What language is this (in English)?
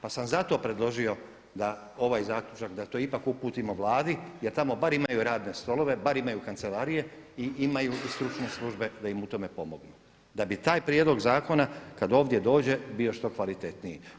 Croatian